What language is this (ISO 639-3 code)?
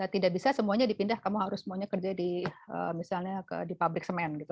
ind